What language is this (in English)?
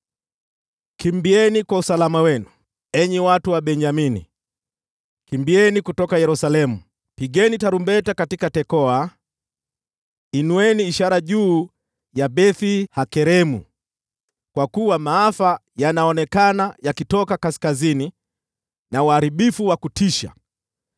Swahili